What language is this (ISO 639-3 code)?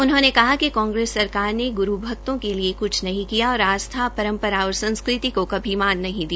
hin